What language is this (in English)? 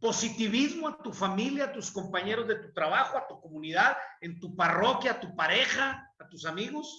Spanish